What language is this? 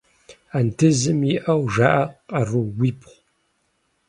Kabardian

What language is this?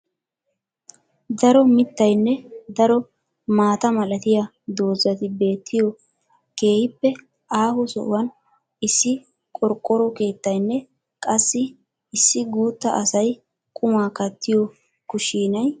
Wolaytta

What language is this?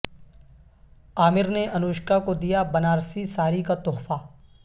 Urdu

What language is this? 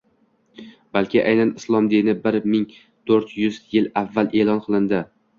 Uzbek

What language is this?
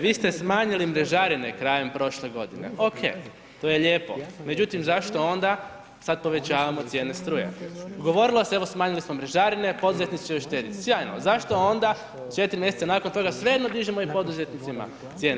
Croatian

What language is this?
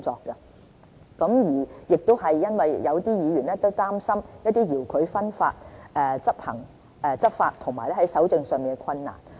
Cantonese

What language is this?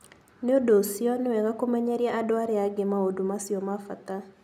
Kikuyu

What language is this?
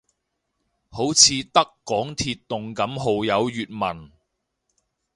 Cantonese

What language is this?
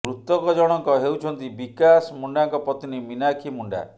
Odia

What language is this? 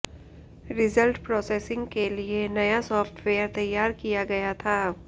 Hindi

